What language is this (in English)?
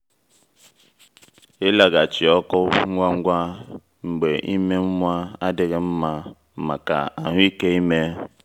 Igbo